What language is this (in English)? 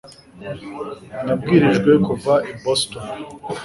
Kinyarwanda